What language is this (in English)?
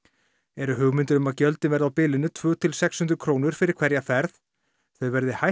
Icelandic